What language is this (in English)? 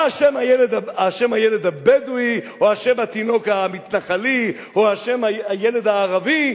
Hebrew